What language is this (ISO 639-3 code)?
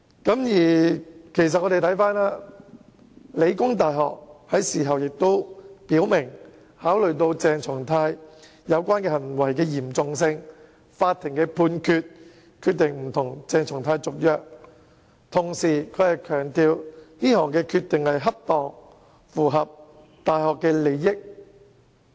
yue